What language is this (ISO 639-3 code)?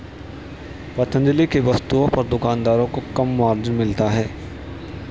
hin